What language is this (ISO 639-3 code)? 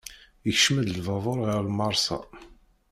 kab